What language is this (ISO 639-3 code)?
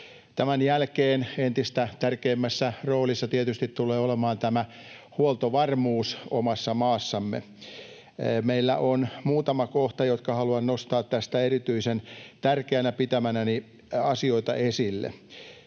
fin